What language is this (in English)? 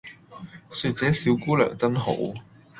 Cantonese